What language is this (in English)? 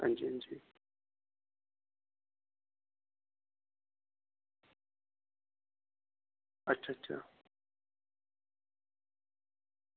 Dogri